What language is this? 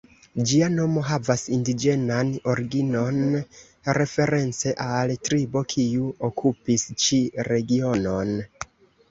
Esperanto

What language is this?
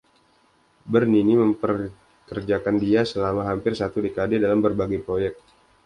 Indonesian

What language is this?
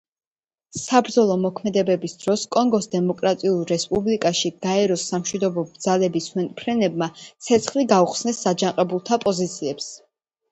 Georgian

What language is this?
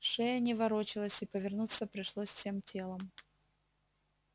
Russian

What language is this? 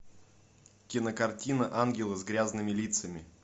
Russian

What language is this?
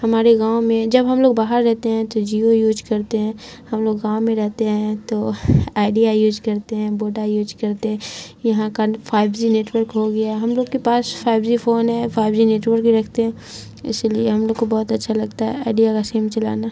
Urdu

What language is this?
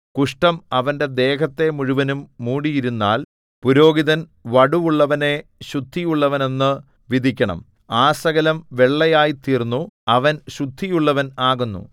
Malayalam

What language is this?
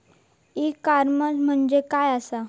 Marathi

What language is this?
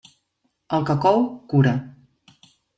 Catalan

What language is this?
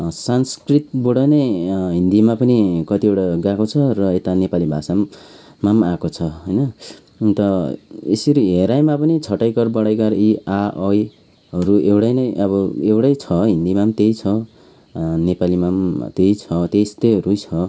Nepali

